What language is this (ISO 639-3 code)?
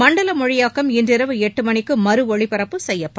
tam